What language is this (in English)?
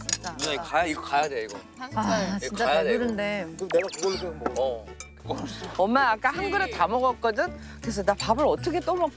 Korean